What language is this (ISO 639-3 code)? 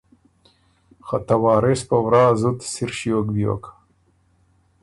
oru